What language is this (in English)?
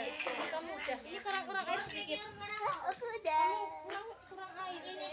Indonesian